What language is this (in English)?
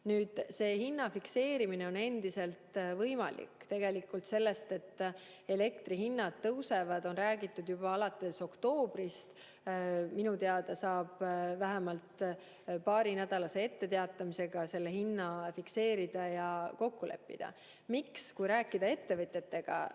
Estonian